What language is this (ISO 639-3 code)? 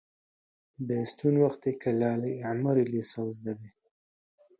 ckb